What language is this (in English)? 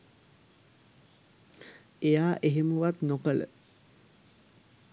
Sinhala